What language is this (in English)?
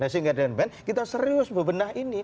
Indonesian